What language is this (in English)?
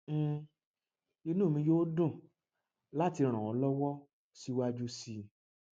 Yoruba